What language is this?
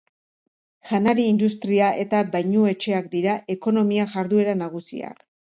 Basque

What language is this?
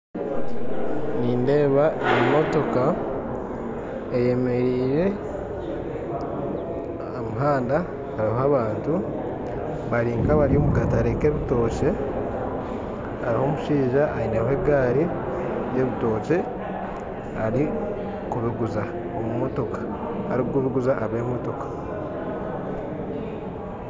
Nyankole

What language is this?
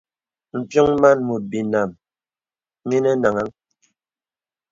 Bebele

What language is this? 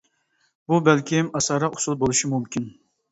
Uyghur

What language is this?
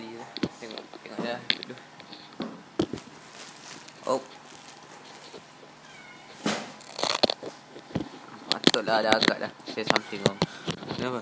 Malay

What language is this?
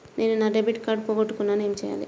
Telugu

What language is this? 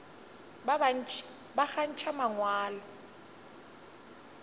Northern Sotho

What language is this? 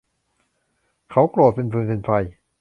Thai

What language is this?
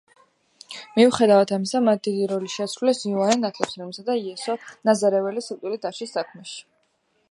Georgian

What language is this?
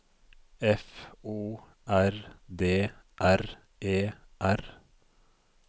Norwegian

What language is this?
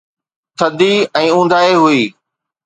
Sindhi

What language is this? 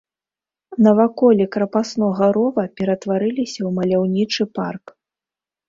Belarusian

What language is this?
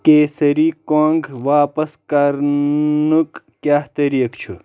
Kashmiri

